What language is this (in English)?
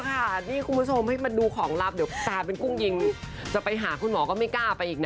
Thai